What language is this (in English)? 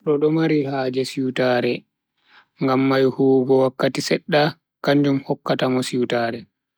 Bagirmi Fulfulde